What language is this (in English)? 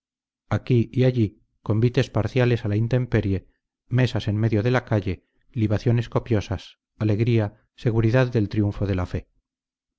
Spanish